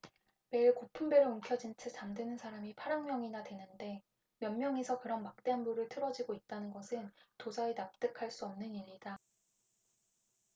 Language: Korean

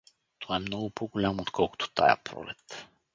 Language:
Bulgarian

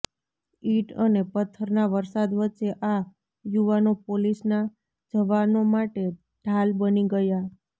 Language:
Gujarati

